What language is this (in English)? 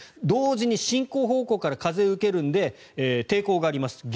Japanese